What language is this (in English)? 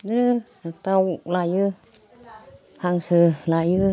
Bodo